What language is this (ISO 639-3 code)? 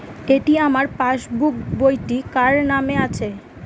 ben